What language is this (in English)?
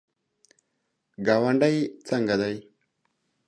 Pashto